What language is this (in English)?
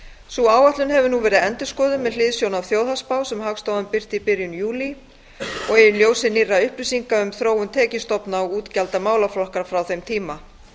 Icelandic